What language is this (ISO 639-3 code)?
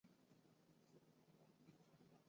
zho